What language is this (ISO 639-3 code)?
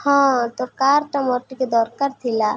ori